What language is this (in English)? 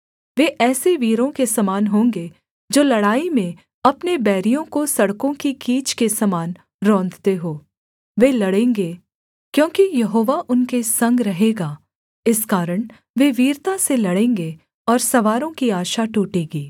Hindi